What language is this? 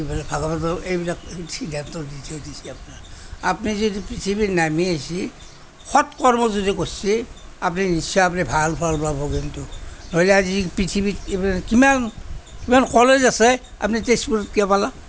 Assamese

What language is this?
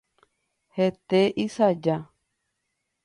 Guarani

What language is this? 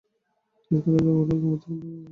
Bangla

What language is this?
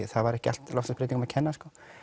Icelandic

